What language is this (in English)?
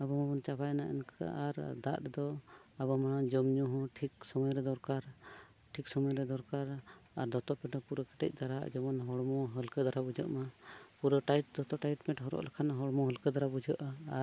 Santali